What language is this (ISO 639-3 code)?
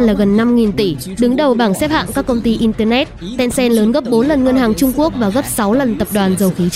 vie